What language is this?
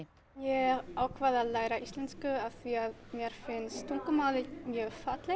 Icelandic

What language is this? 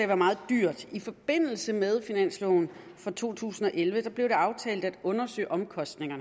Danish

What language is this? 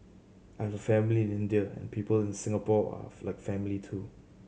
English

